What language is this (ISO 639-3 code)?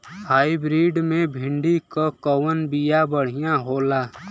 bho